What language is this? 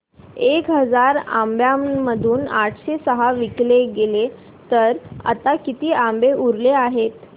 Marathi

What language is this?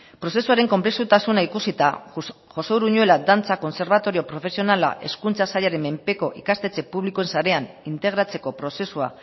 Basque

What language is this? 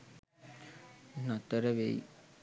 Sinhala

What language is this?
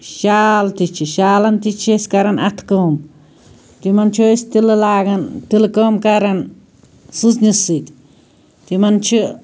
Kashmiri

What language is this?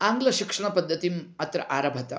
Sanskrit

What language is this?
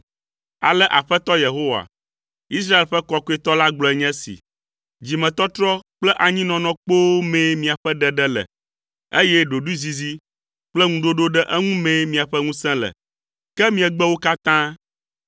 Ewe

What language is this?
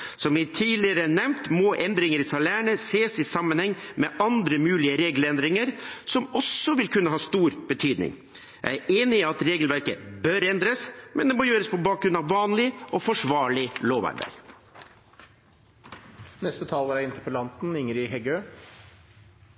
Norwegian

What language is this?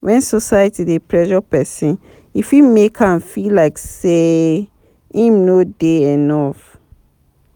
Nigerian Pidgin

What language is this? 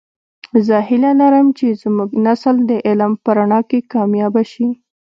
Pashto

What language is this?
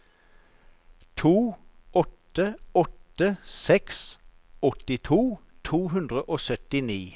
Norwegian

